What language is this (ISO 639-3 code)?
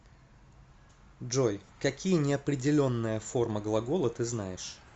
rus